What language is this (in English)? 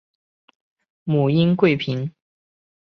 Chinese